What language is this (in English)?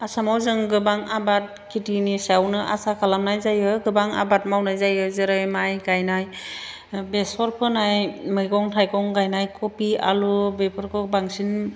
Bodo